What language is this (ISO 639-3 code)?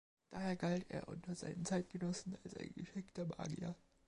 deu